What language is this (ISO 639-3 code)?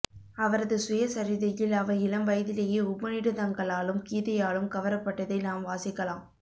tam